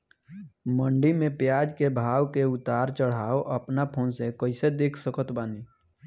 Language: Bhojpuri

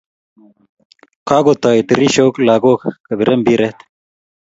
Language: Kalenjin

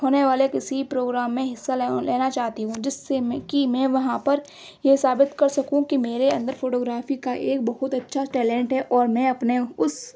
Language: Urdu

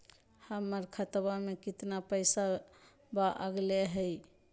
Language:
Magahi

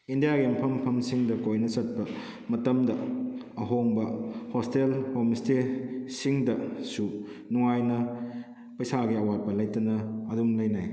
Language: Manipuri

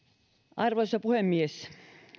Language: Finnish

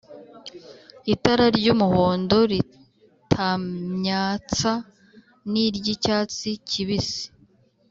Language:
Kinyarwanda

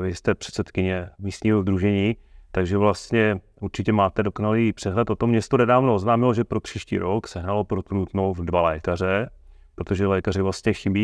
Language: Czech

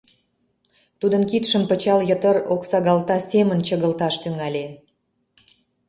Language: Mari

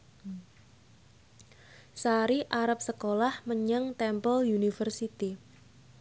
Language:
Javanese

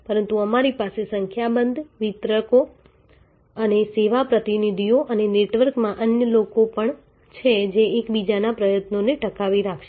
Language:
Gujarati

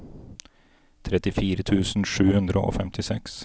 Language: Norwegian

